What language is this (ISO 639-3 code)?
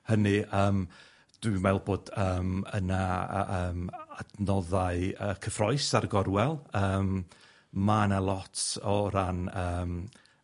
cym